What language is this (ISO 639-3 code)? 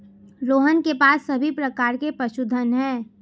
hin